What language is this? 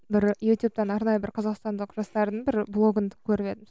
Kazakh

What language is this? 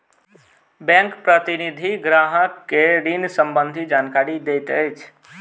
Maithili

